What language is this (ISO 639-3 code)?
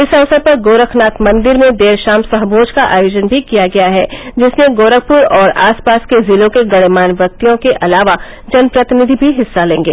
hin